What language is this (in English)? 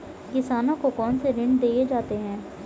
Hindi